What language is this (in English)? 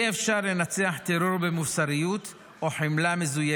Hebrew